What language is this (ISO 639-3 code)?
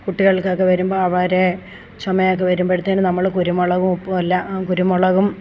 mal